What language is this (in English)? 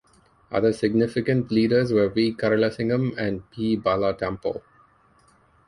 English